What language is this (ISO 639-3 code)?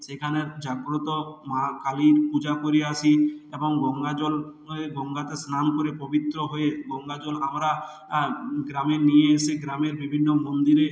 ben